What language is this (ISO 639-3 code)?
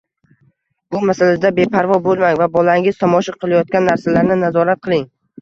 uzb